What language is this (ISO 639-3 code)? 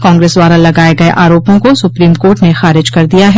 hin